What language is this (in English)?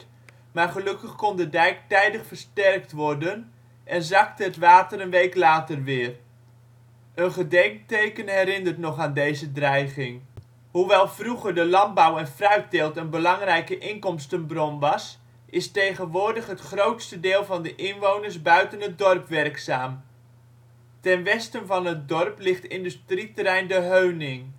Dutch